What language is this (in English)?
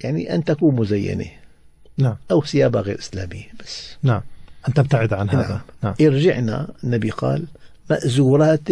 Arabic